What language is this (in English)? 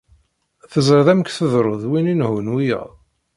Kabyle